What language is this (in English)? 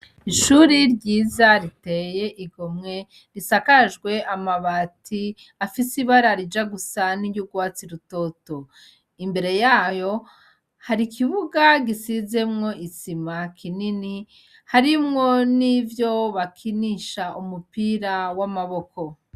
Rundi